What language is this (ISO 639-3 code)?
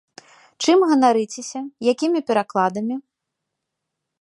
bel